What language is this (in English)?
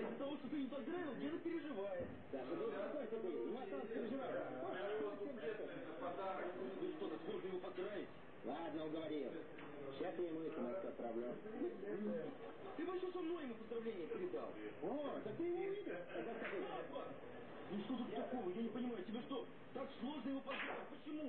Russian